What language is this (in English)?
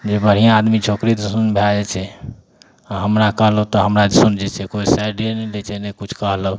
Maithili